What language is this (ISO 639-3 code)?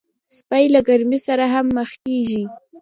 pus